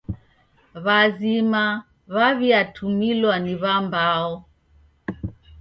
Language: Taita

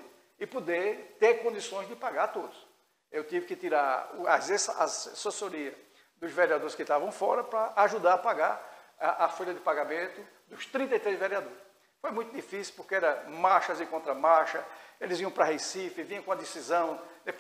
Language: Portuguese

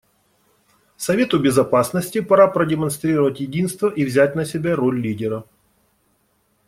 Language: Russian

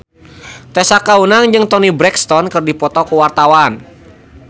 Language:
Sundanese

